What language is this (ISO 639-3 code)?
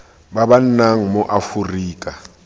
tsn